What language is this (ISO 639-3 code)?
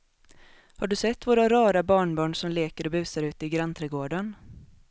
swe